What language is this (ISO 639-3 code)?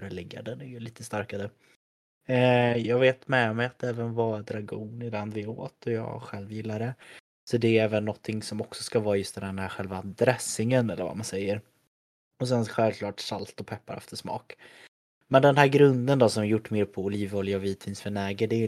swe